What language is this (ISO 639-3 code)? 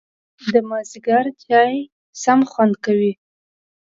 pus